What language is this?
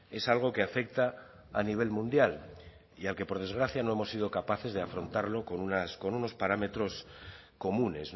Spanish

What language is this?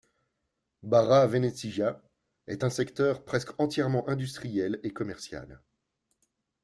French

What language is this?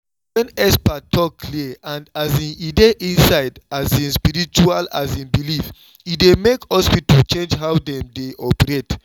Nigerian Pidgin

